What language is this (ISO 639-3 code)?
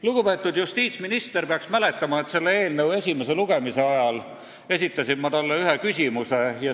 est